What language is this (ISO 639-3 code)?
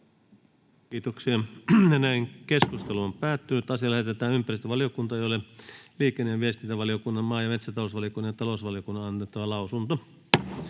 fin